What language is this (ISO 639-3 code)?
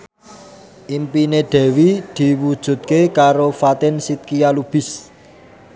jav